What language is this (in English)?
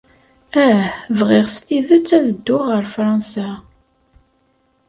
Kabyle